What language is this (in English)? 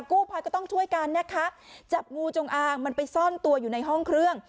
Thai